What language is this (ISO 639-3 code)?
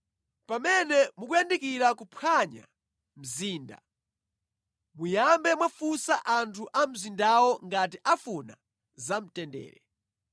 nya